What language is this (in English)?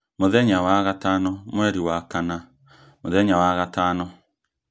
Kikuyu